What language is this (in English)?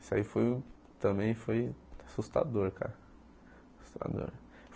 Portuguese